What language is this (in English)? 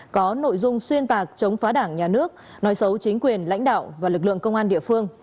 Vietnamese